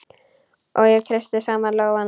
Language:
Icelandic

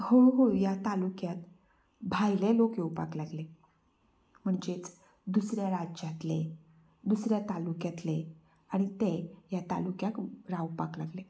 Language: Konkani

